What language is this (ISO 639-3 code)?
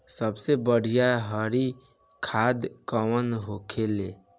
bho